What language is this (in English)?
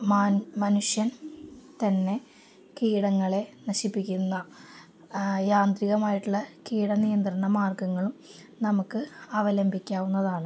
Malayalam